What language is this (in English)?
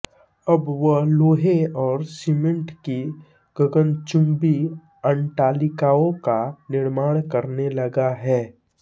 Hindi